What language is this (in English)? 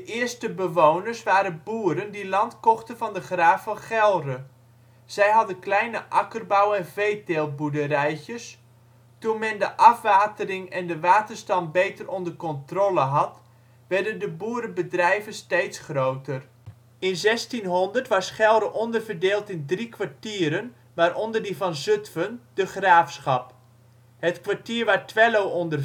Dutch